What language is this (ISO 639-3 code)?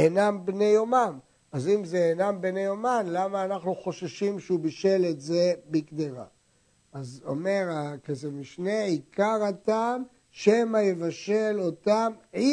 heb